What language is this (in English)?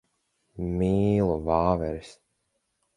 Latvian